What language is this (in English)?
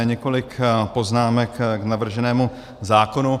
Czech